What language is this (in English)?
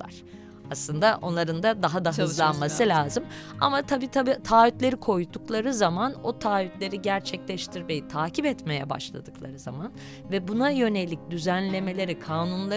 Turkish